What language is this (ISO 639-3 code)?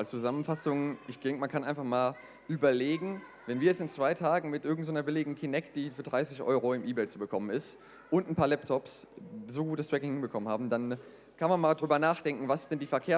deu